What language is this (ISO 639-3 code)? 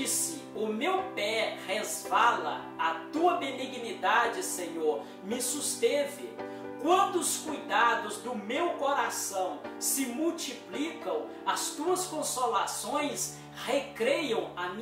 por